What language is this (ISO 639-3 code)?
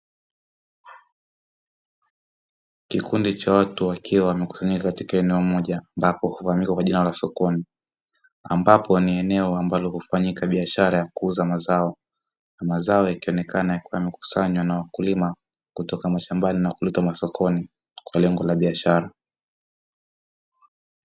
swa